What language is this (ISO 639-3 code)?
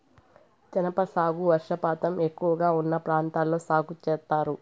tel